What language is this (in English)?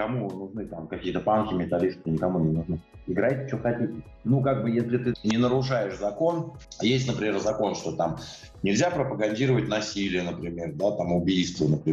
Russian